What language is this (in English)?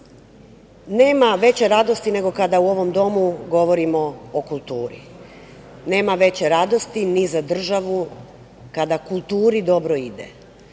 Serbian